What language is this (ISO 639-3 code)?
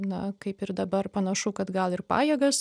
lit